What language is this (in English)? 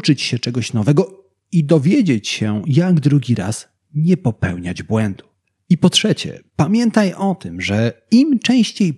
Polish